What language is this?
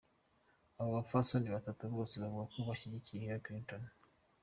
Kinyarwanda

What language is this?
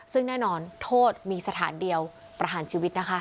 Thai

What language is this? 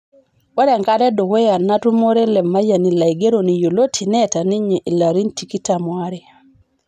Masai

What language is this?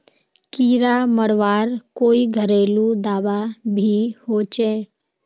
Magahi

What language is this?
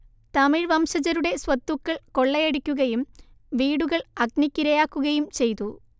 Malayalam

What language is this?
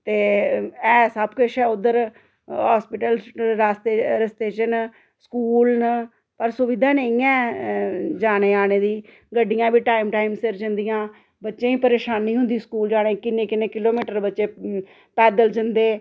Dogri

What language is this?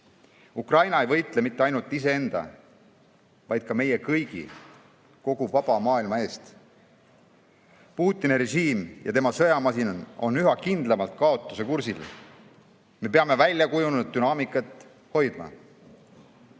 Estonian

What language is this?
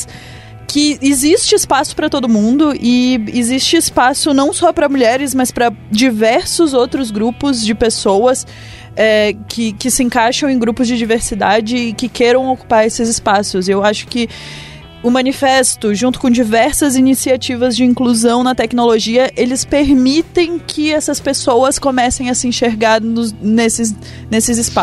Portuguese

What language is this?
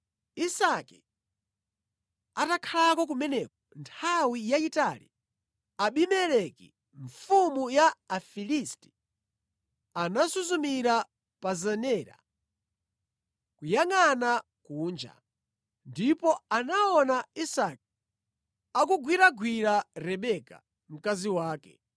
Nyanja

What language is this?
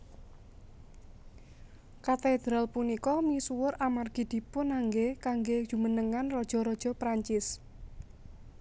Javanese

